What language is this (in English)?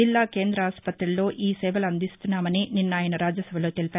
Telugu